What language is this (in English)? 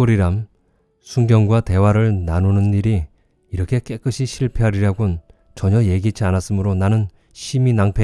Korean